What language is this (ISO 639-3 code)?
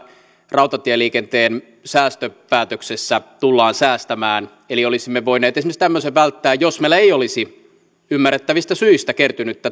fin